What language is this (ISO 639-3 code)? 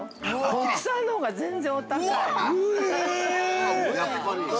jpn